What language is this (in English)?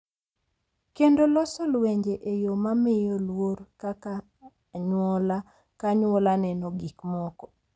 Luo (Kenya and Tanzania)